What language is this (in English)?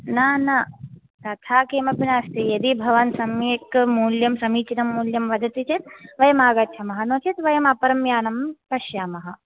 Sanskrit